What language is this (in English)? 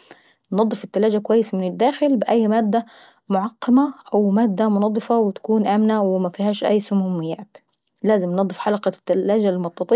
Saidi Arabic